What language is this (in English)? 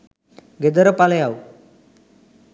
Sinhala